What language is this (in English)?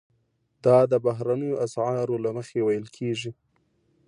Pashto